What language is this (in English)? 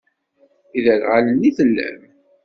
Kabyle